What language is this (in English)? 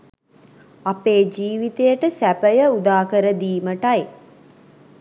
Sinhala